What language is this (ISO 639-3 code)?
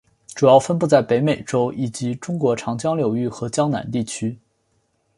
zho